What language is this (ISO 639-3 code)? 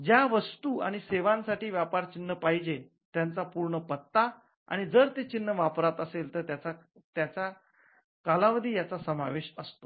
mar